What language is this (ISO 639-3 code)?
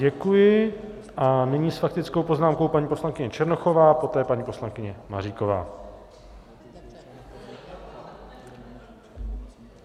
ces